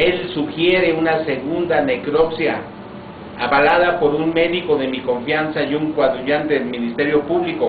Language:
Spanish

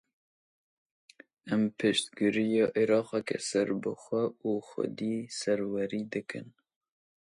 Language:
Kurdish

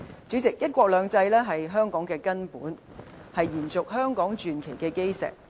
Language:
Cantonese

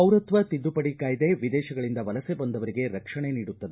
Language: Kannada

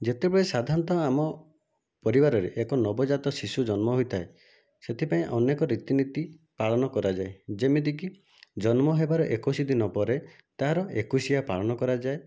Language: Odia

